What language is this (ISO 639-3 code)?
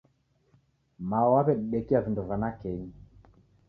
dav